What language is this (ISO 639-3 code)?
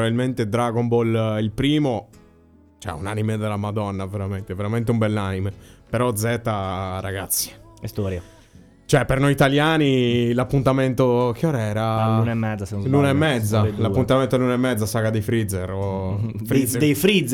ita